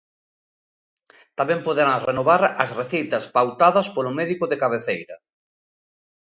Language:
Galician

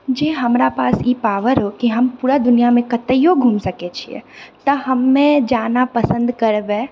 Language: Maithili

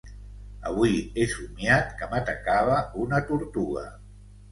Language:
Catalan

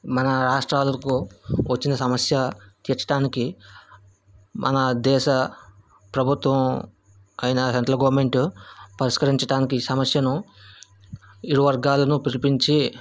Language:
Telugu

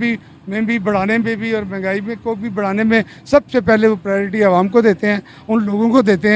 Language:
Hindi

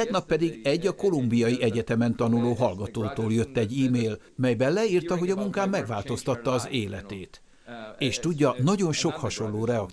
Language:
Hungarian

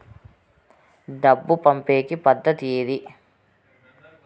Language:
Telugu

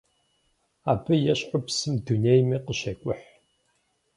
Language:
Kabardian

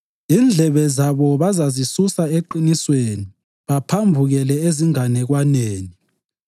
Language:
North Ndebele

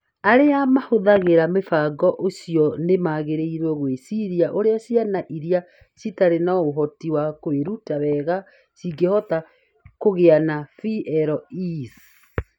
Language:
Kikuyu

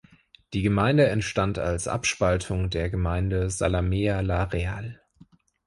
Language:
German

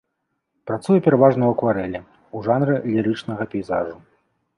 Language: Belarusian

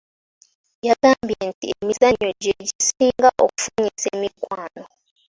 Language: Ganda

